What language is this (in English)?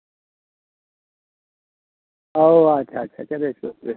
Santali